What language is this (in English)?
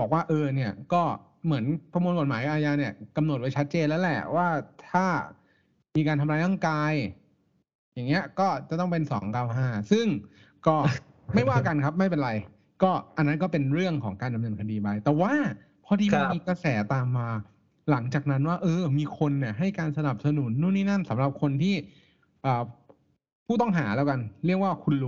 Thai